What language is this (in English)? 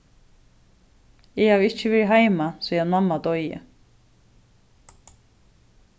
Faroese